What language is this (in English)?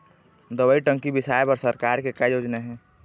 Chhattisgarhi